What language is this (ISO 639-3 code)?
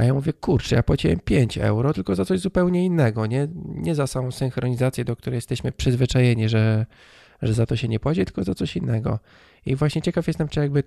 pol